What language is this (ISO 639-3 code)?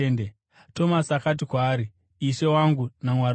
sna